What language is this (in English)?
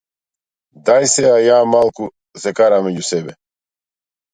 Macedonian